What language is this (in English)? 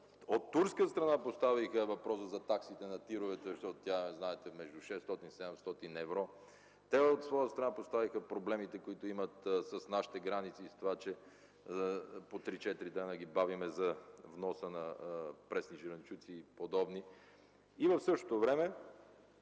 Bulgarian